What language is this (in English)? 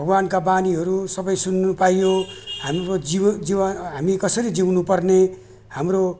Nepali